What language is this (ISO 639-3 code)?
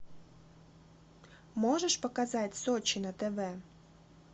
rus